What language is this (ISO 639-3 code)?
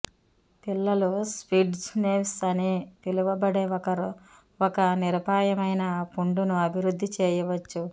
tel